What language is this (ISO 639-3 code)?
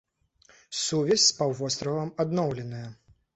bel